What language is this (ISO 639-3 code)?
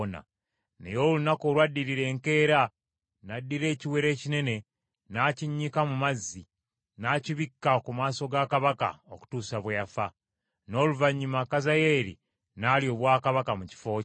lug